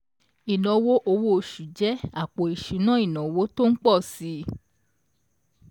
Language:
Yoruba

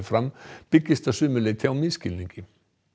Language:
Icelandic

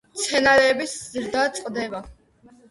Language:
Georgian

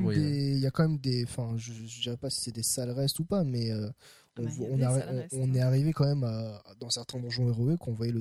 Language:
French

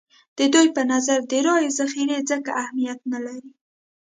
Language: Pashto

